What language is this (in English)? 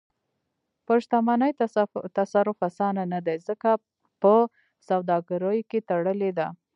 Pashto